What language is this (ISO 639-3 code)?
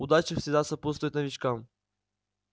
rus